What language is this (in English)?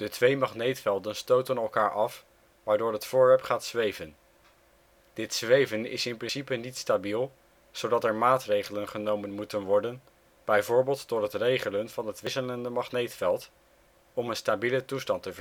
Dutch